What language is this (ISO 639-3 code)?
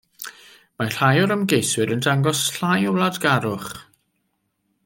cym